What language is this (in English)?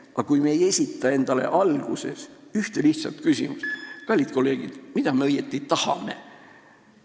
Estonian